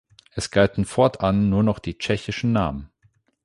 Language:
German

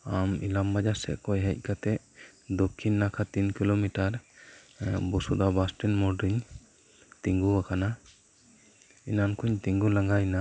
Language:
Santali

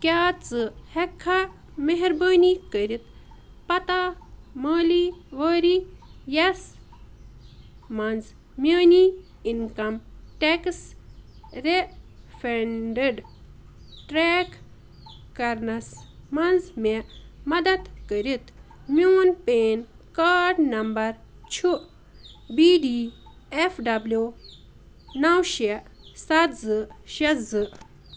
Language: Kashmiri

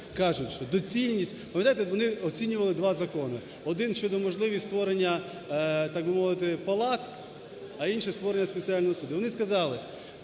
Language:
Ukrainian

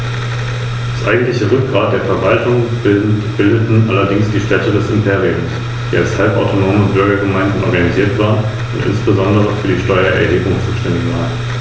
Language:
German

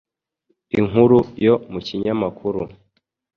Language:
Kinyarwanda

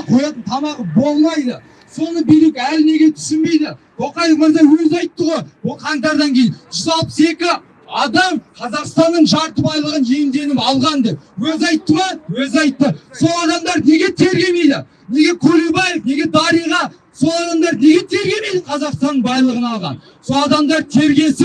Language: Turkish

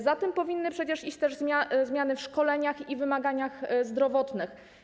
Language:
Polish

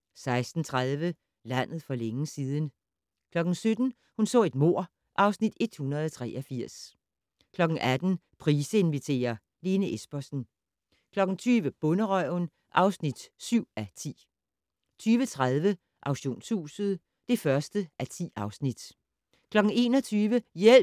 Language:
Danish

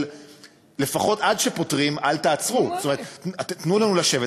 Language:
Hebrew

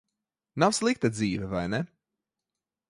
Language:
Latvian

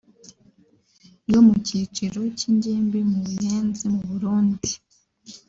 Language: Kinyarwanda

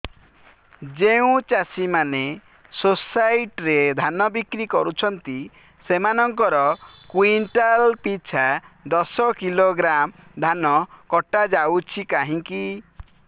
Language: Odia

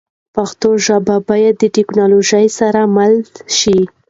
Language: Pashto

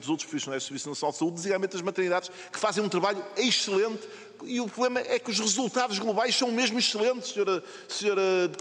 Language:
Portuguese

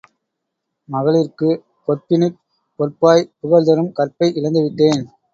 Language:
Tamil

